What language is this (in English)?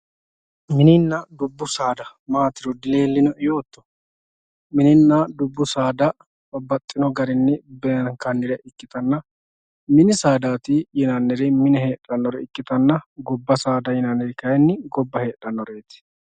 Sidamo